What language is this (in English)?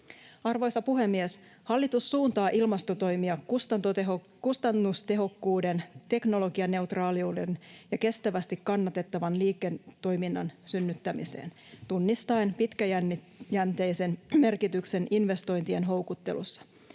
Finnish